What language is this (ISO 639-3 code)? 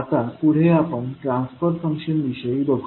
mar